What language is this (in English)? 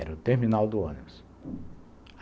Portuguese